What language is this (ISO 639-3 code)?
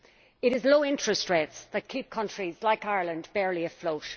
eng